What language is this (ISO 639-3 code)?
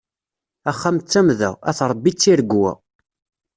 kab